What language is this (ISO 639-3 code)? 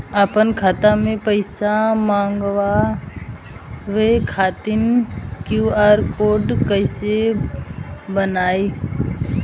bho